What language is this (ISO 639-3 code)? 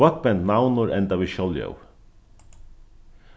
fao